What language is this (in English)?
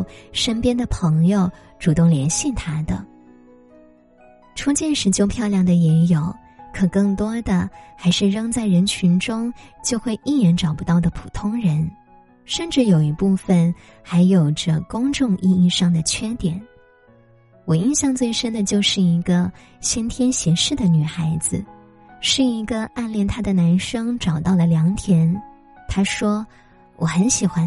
Chinese